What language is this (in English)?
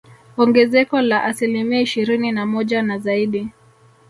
Swahili